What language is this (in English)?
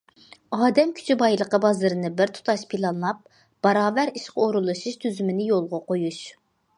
Uyghur